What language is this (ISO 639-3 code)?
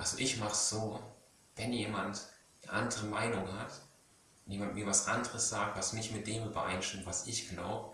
deu